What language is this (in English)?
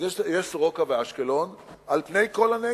Hebrew